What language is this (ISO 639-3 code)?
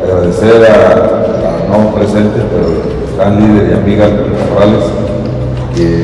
spa